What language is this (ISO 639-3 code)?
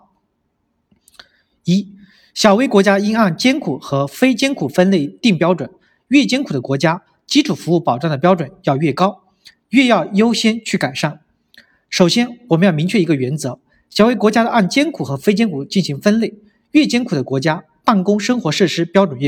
zho